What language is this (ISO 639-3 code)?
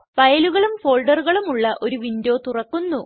mal